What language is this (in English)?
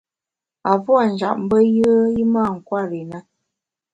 Bamun